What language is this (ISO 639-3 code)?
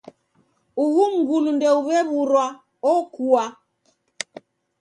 dav